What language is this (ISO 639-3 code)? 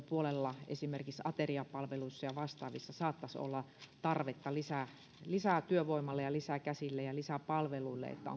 fin